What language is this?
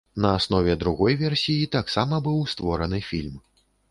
Belarusian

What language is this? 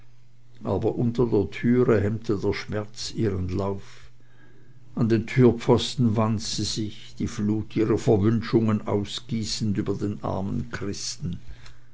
German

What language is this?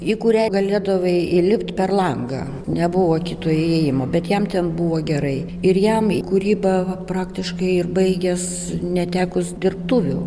Lithuanian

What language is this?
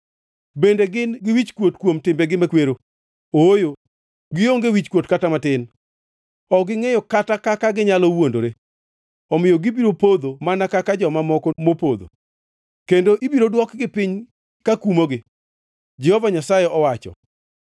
Luo (Kenya and Tanzania)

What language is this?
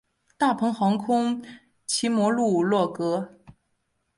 Chinese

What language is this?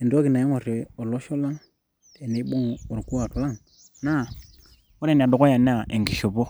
Masai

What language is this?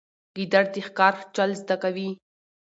Pashto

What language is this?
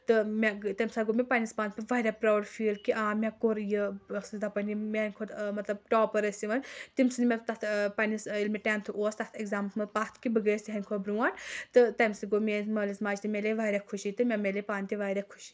Kashmiri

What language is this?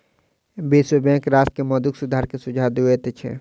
Maithili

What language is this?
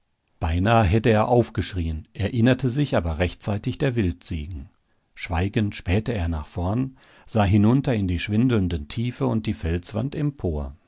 German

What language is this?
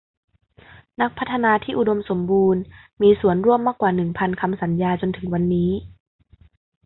Thai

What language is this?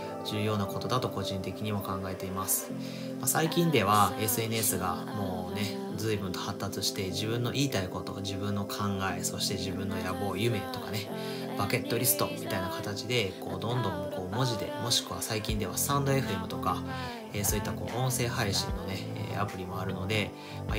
Japanese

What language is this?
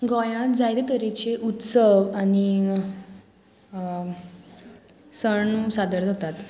Konkani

